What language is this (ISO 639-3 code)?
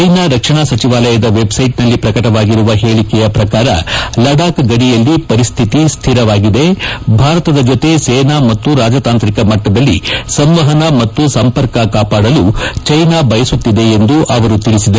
kan